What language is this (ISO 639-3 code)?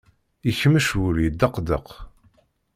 kab